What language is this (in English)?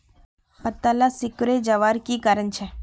Magahi